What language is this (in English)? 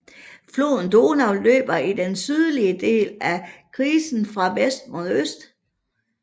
Danish